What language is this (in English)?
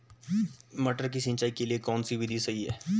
Hindi